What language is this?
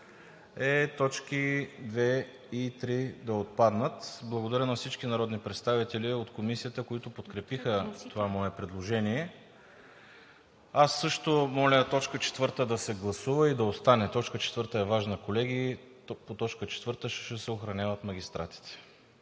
Bulgarian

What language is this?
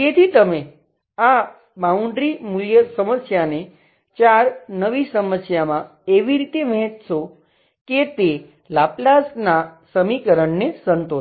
Gujarati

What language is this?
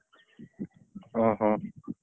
Odia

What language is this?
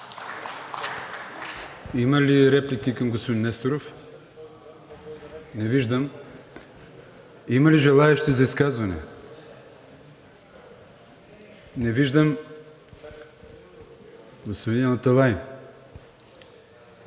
Bulgarian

